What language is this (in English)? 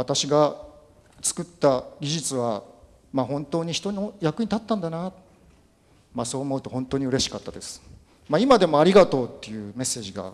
Japanese